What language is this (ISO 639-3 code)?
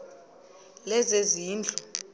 xho